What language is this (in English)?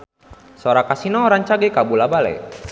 Sundanese